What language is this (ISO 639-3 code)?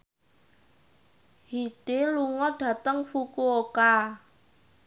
jav